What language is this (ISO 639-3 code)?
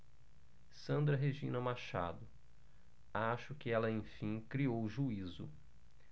por